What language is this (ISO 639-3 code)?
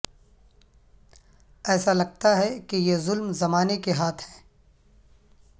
urd